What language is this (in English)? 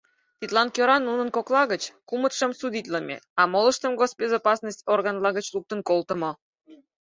Mari